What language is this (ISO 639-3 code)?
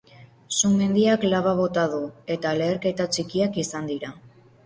eus